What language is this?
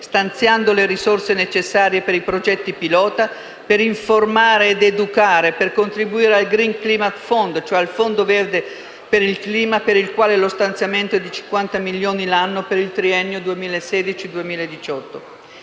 Italian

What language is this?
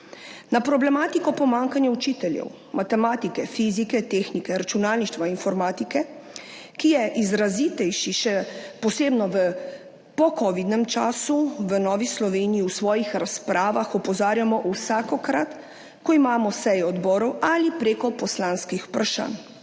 Slovenian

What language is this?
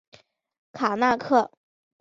Chinese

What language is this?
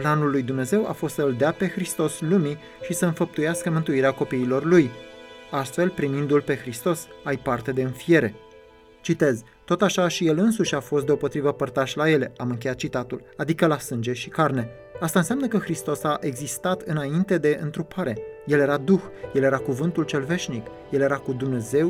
Romanian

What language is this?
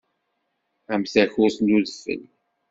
Kabyle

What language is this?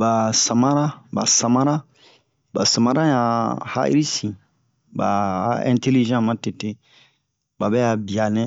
Bomu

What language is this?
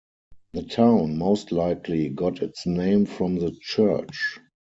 English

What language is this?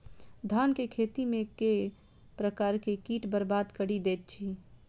Maithili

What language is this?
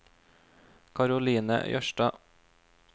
Norwegian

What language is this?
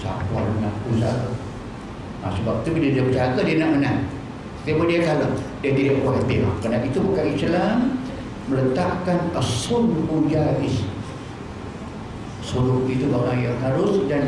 Malay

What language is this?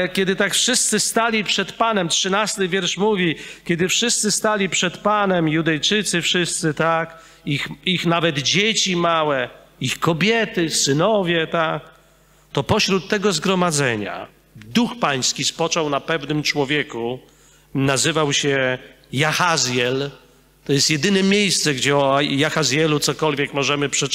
Polish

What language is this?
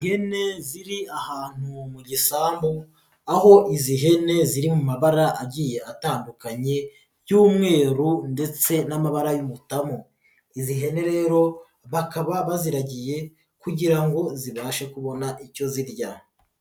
Kinyarwanda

